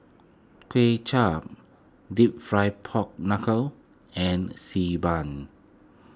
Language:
English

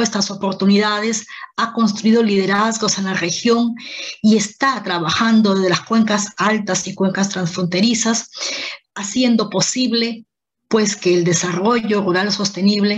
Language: Spanish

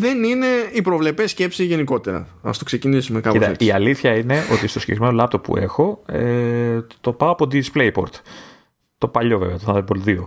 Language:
Greek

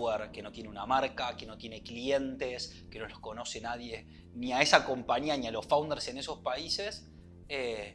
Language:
Spanish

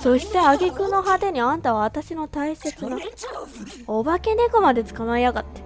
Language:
Japanese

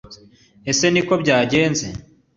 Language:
Kinyarwanda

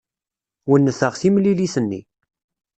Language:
Kabyle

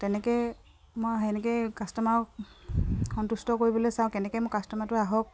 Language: Assamese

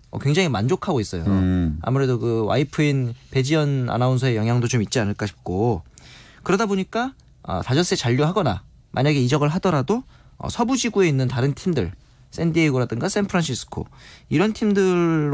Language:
Korean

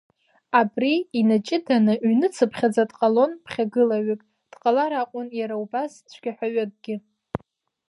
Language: Abkhazian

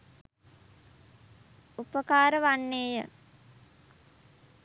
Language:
Sinhala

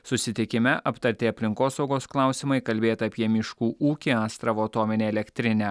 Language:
Lithuanian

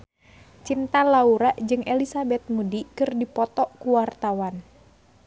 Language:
Sundanese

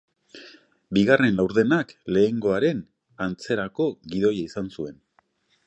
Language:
Basque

